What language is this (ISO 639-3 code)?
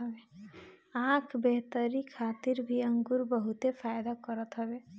bho